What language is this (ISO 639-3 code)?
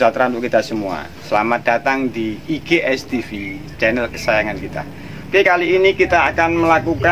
ind